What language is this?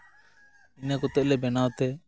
Santali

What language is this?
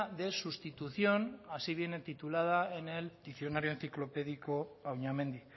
Spanish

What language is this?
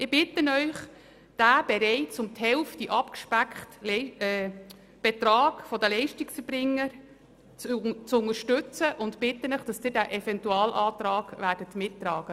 Swiss German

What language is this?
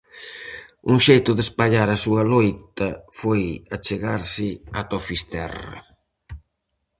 Galician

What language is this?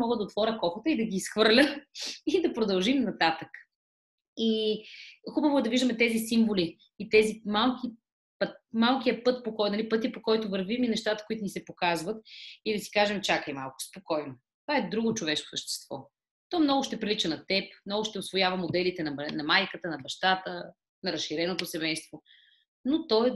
Bulgarian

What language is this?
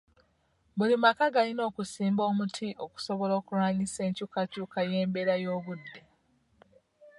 Ganda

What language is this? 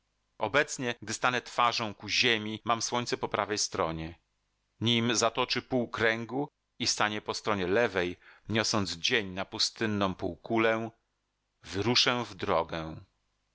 Polish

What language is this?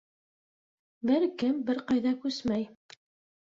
Bashkir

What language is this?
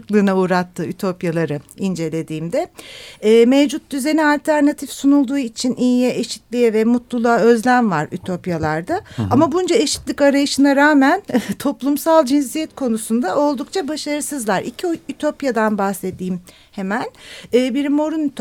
Turkish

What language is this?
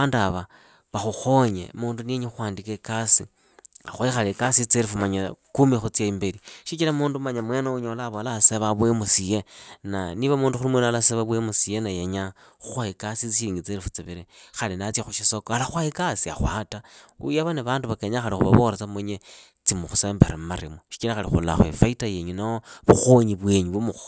Idakho-Isukha-Tiriki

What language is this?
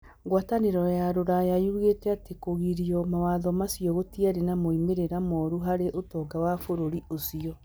Kikuyu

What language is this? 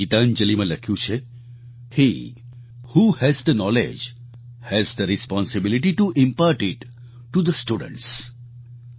Gujarati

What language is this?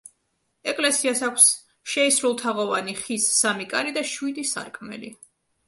Georgian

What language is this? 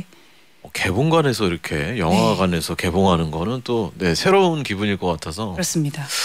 Korean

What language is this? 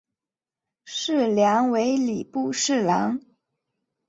Chinese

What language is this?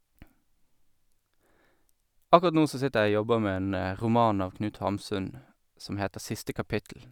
Norwegian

